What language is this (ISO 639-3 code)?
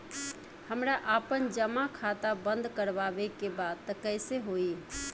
bho